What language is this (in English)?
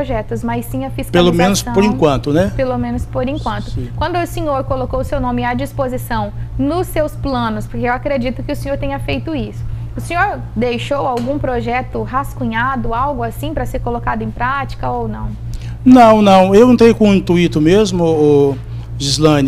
Portuguese